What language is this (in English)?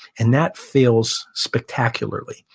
English